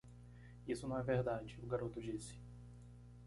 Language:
Portuguese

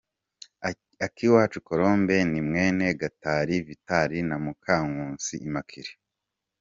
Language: Kinyarwanda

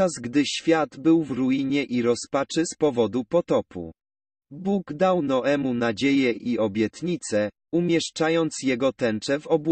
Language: Polish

